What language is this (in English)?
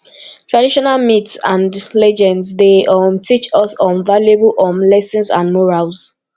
Nigerian Pidgin